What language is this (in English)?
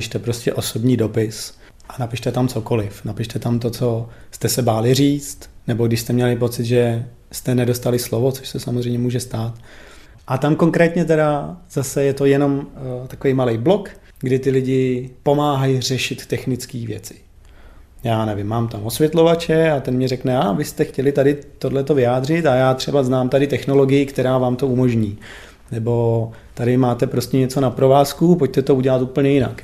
Czech